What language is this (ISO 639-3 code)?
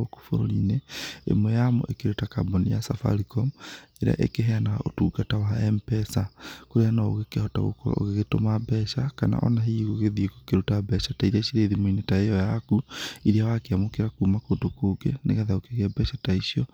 kik